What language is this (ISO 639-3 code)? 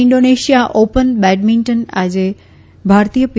guj